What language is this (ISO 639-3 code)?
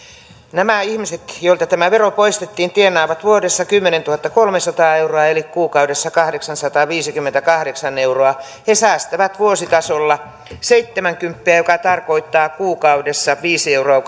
fin